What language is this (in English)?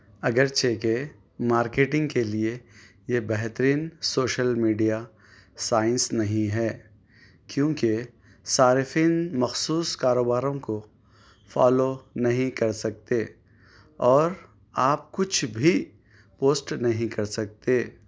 Urdu